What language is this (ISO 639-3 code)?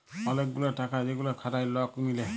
ben